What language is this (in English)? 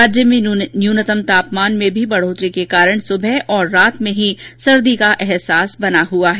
Hindi